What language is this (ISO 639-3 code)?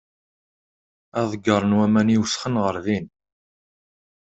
kab